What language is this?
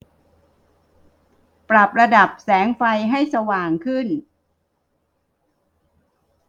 Thai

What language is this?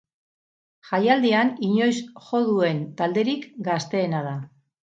Basque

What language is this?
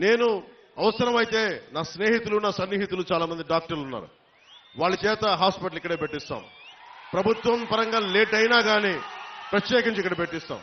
Telugu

